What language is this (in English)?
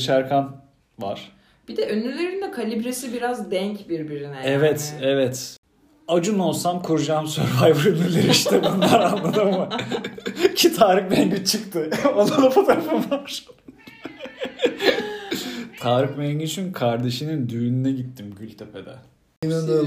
Turkish